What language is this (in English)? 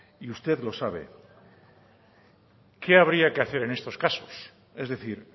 Spanish